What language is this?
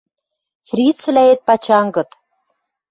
Western Mari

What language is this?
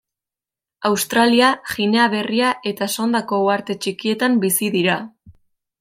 Basque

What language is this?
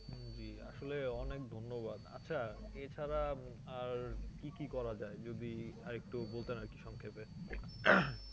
Bangla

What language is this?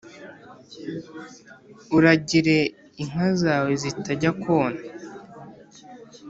Kinyarwanda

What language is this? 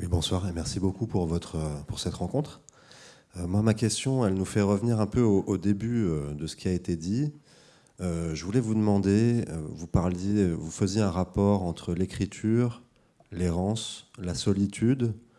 French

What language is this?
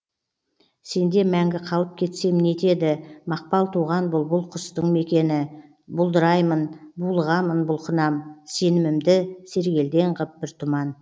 Kazakh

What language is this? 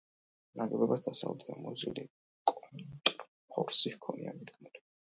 Georgian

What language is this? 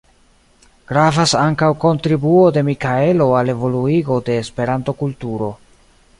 Esperanto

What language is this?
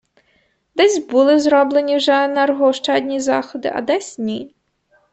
Ukrainian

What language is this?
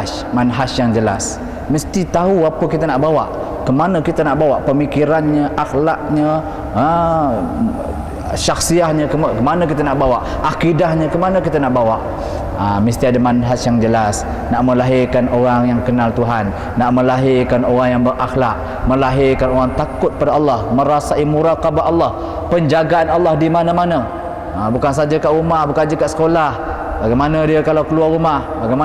Malay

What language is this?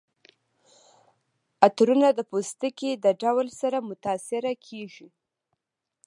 Pashto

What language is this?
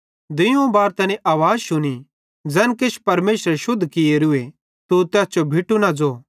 Bhadrawahi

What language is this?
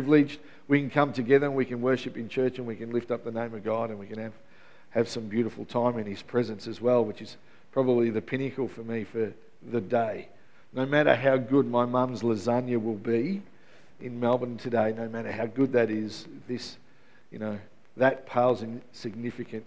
English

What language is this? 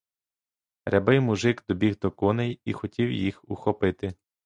Ukrainian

